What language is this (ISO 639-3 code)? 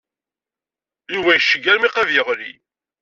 kab